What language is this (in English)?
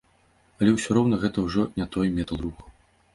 Belarusian